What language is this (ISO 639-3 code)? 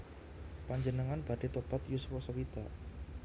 jav